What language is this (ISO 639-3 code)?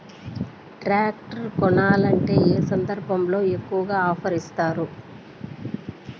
tel